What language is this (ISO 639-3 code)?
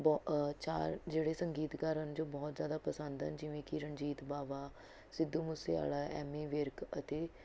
pan